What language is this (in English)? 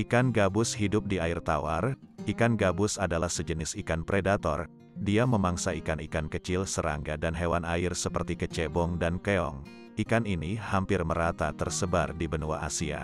Indonesian